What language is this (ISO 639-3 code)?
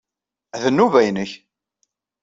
kab